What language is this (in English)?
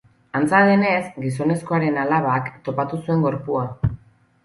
Basque